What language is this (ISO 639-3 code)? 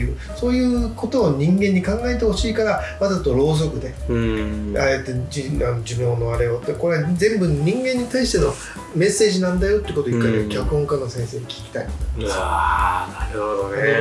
jpn